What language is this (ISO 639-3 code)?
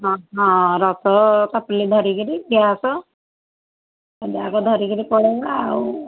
ori